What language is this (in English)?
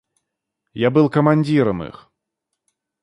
Russian